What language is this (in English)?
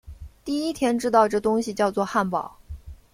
Chinese